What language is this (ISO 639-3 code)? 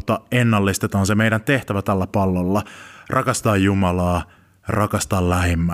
fin